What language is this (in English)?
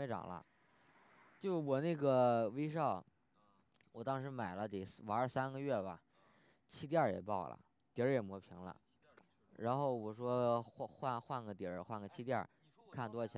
Chinese